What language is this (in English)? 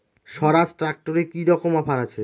Bangla